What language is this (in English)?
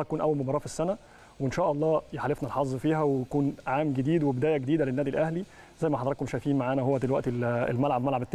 Arabic